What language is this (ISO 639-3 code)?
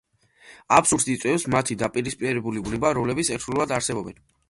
kat